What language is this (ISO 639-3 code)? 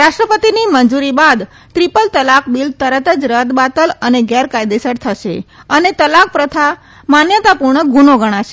guj